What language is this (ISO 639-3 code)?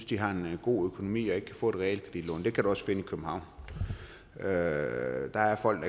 dan